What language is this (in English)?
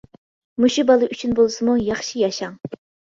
Uyghur